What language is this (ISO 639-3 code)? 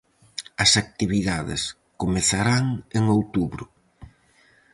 glg